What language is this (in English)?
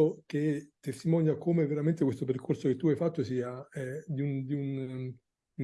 Italian